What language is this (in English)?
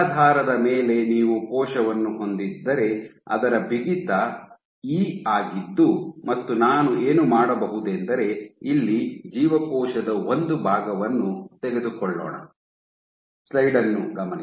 Kannada